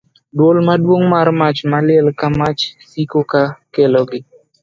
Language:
Luo (Kenya and Tanzania)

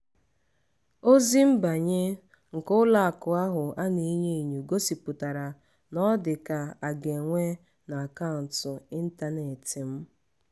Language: Igbo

